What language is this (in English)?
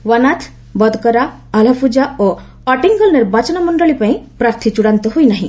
Odia